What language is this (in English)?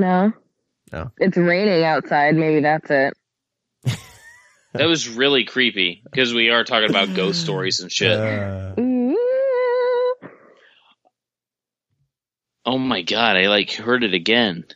English